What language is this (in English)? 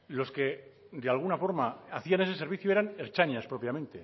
Spanish